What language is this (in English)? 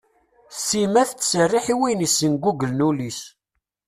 Kabyle